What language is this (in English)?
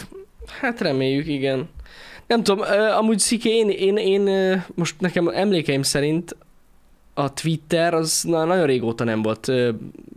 Hungarian